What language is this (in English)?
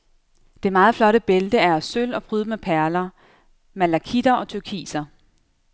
Danish